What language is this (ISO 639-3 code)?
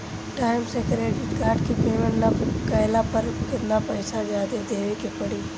bho